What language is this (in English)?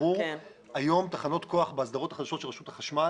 Hebrew